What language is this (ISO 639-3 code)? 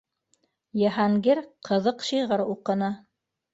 bak